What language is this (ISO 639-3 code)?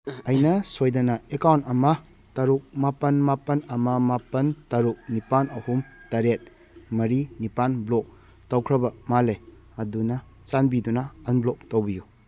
mni